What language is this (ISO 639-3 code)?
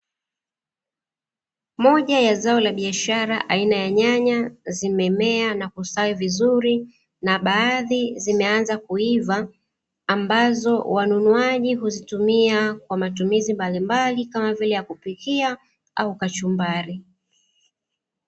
swa